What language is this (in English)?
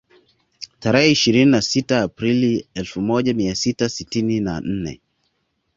Swahili